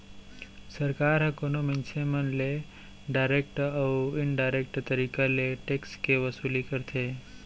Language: Chhattisgarhi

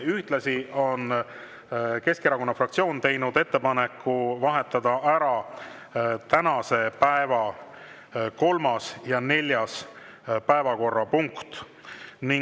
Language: Estonian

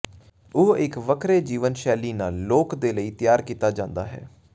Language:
Punjabi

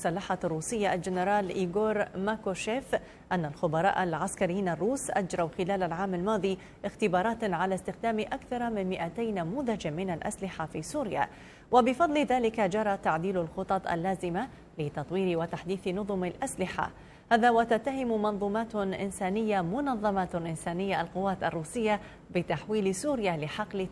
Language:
Arabic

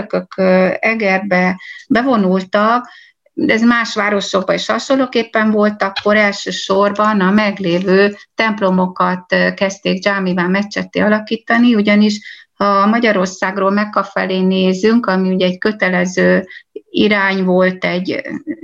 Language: Hungarian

